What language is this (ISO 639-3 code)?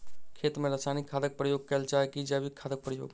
mai